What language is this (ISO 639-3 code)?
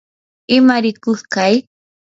qur